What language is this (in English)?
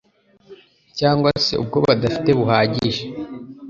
Kinyarwanda